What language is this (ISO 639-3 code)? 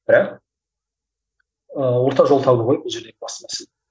kaz